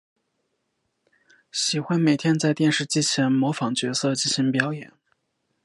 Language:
Chinese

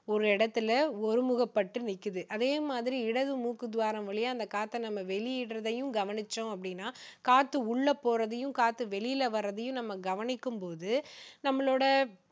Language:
Tamil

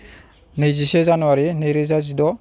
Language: Bodo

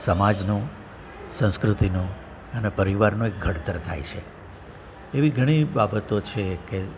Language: Gujarati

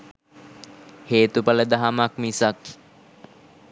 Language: Sinhala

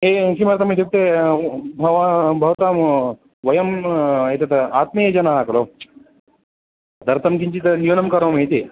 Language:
Sanskrit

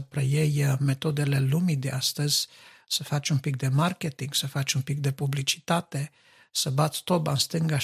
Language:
Romanian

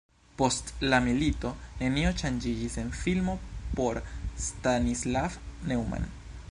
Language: Esperanto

